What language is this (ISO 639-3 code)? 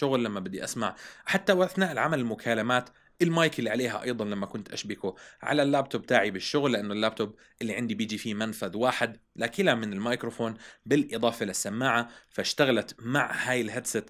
ara